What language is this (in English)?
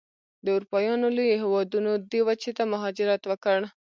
Pashto